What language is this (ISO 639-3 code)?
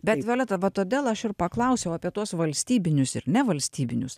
lit